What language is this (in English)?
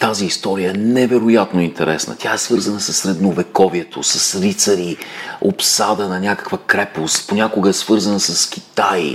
Bulgarian